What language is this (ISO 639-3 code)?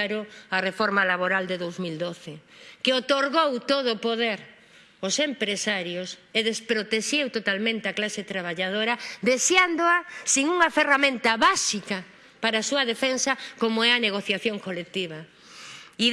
spa